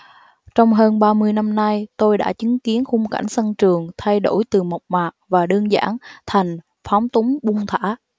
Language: Vietnamese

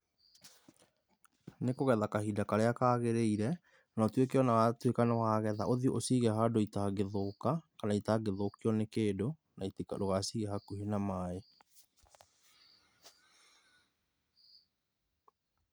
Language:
Kikuyu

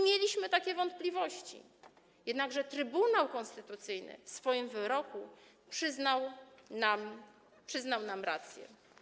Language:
Polish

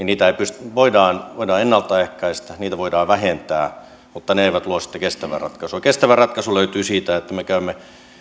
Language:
Finnish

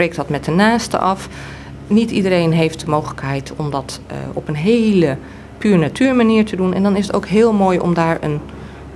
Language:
Dutch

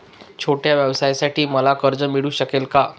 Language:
Marathi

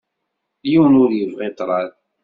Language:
Kabyle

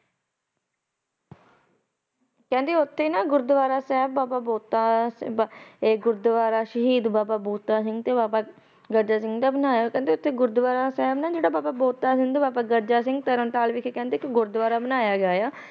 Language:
Punjabi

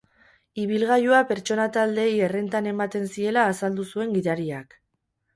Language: Basque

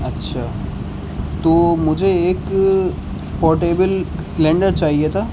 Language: Urdu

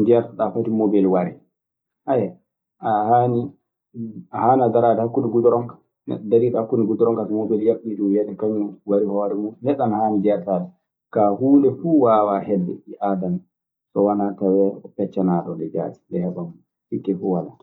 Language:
Maasina Fulfulde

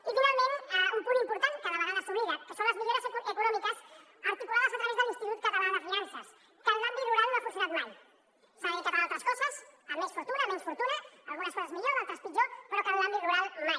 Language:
Catalan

